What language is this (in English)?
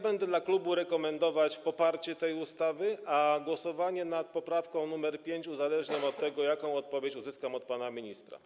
Polish